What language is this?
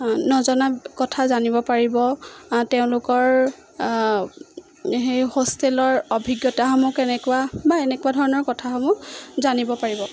Assamese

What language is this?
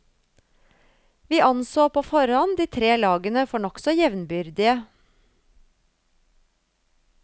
Norwegian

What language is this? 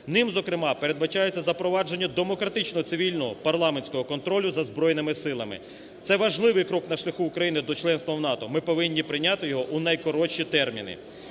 Ukrainian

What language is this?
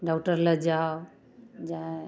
Maithili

